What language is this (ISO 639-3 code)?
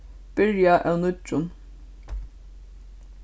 fao